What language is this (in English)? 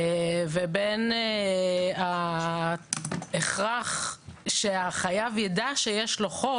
Hebrew